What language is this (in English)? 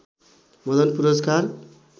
Nepali